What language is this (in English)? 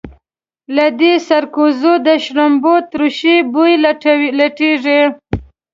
Pashto